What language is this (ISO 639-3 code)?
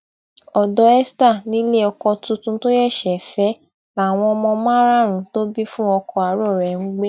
yor